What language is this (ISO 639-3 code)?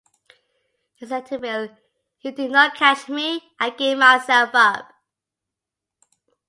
eng